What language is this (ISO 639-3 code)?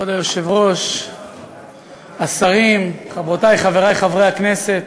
heb